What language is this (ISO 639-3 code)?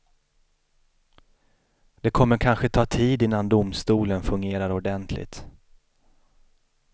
swe